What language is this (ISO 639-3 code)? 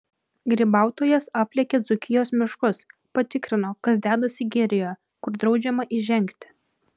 lit